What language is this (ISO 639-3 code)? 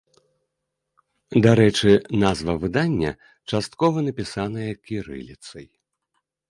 bel